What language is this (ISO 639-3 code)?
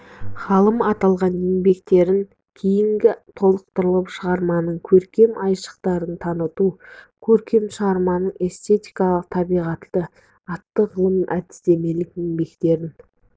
kaz